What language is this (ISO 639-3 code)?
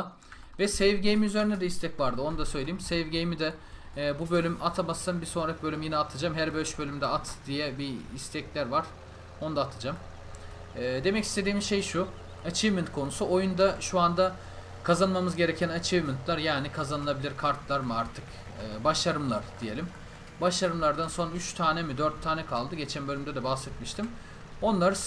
tur